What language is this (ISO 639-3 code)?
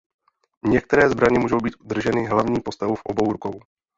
ces